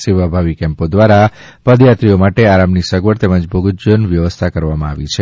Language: Gujarati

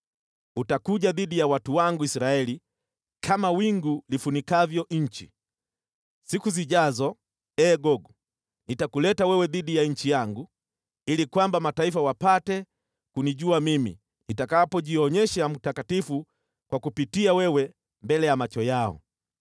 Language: Swahili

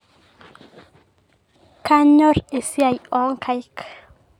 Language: Masai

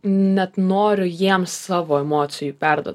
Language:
Lithuanian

